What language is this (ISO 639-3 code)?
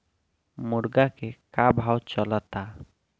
bho